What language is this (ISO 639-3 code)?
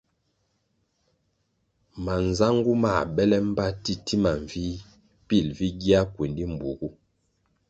nmg